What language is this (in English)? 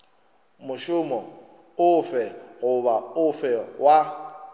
Northern Sotho